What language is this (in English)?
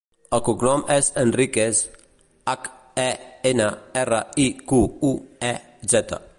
Catalan